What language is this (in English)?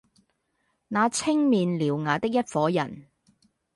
Cantonese